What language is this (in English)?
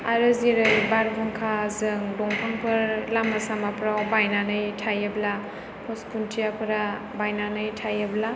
Bodo